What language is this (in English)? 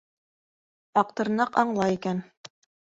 Bashkir